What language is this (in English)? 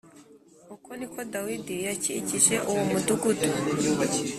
Kinyarwanda